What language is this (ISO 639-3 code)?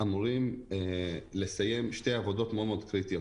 heb